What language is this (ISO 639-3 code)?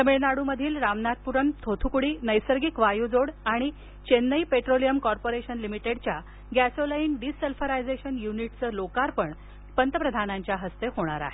mar